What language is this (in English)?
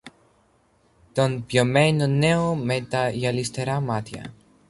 Greek